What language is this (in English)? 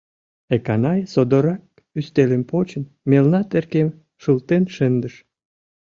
Mari